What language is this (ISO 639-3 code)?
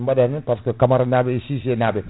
ful